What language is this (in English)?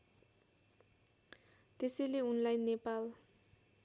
Nepali